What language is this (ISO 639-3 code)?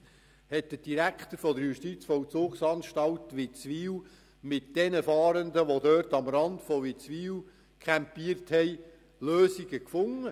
gsw